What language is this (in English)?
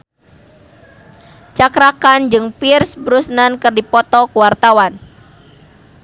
Sundanese